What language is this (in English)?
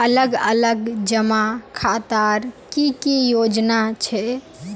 Magahi